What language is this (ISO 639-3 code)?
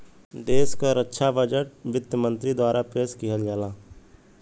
bho